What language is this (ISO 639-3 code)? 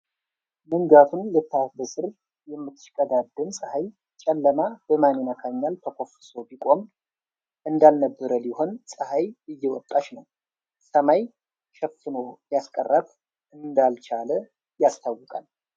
amh